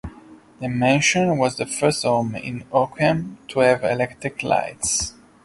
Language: English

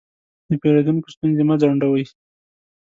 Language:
Pashto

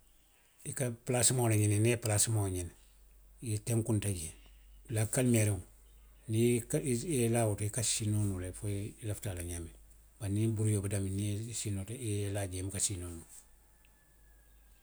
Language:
Western Maninkakan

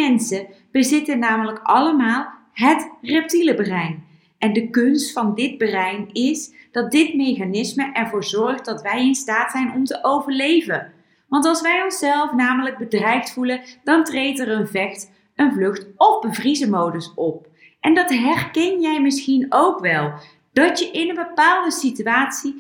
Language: Dutch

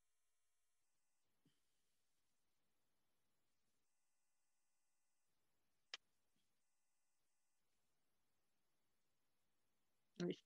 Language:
Spanish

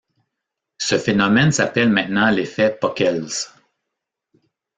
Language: French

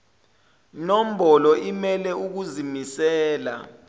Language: Zulu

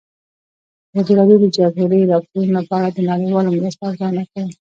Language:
Pashto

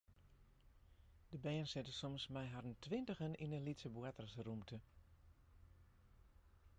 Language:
Western Frisian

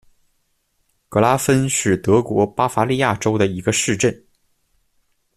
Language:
Chinese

